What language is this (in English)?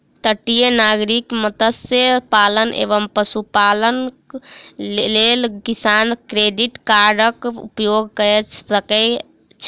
Maithili